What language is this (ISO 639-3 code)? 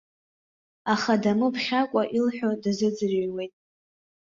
abk